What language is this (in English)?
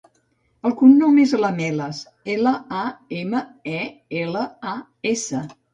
Catalan